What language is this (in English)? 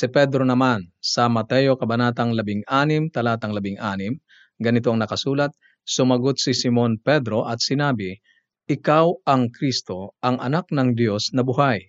Filipino